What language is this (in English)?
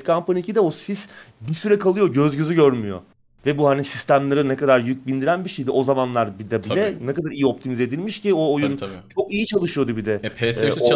Turkish